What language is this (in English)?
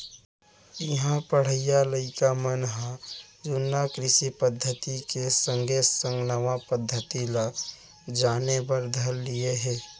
Chhattisgarhi